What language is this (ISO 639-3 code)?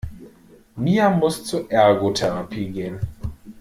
deu